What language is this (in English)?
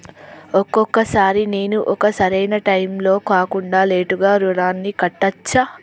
Telugu